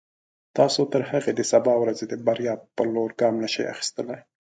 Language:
Pashto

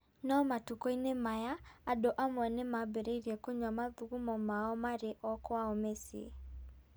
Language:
Kikuyu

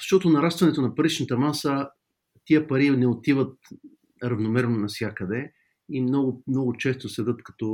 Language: Bulgarian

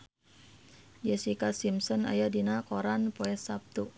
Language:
Sundanese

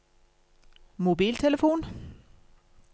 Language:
Norwegian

